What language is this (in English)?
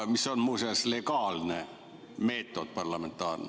Estonian